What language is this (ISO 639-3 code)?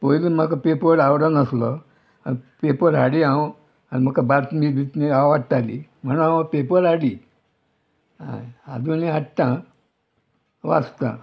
kok